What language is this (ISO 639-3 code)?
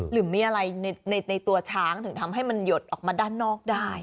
tha